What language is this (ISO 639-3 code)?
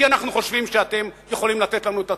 heb